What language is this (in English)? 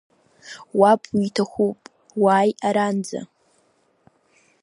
Abkhazian